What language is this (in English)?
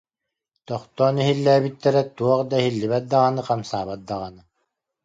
Yakut